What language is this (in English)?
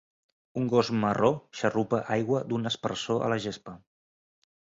Catalan